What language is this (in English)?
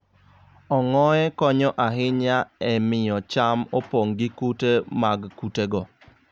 Luo (Kenya and Tanzania)